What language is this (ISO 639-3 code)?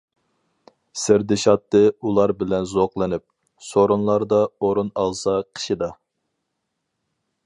uig